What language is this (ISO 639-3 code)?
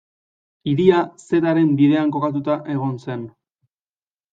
eus